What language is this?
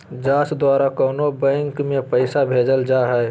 Magahi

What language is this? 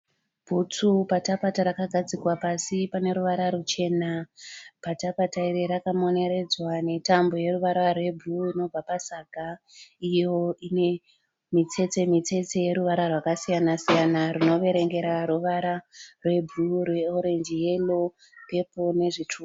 Shona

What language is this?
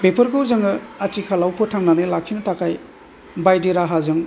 Bodo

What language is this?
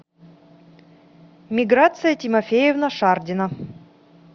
Russian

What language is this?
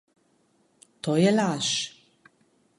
Slovenian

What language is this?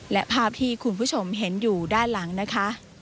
Thai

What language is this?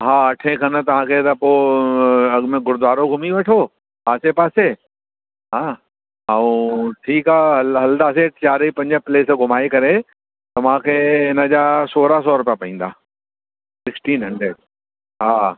Sindhi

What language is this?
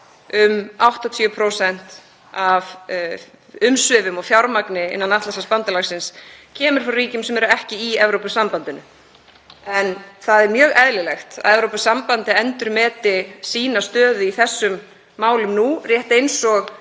Icelandic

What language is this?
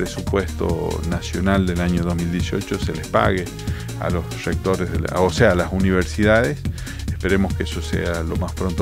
Spanish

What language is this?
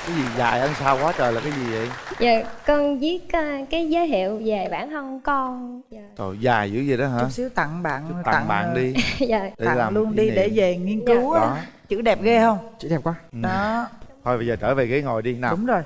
Vietnamese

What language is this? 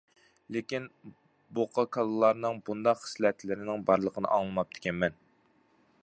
Uyghur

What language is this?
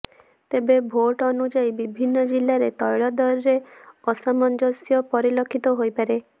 Odia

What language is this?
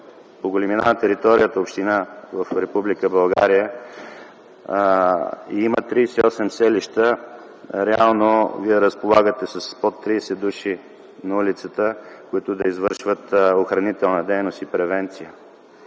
Bulgarian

